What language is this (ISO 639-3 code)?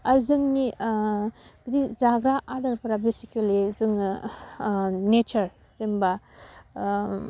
brx